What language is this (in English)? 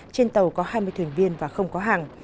Vietnamese